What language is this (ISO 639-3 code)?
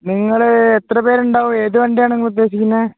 mal